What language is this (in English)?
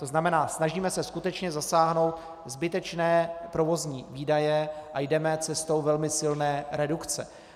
Czech